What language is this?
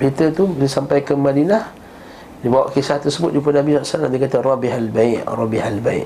Malay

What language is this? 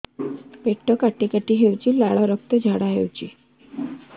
Odia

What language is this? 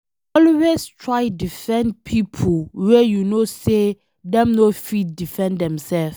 Nigerian Pidgin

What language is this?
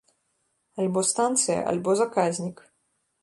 Belarusian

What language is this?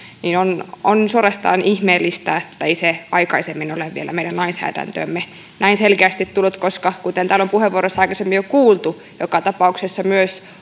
Finnish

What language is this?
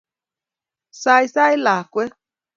Kalenjin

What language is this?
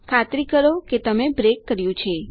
Gujarati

